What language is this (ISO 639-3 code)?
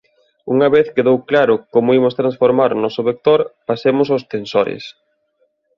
glg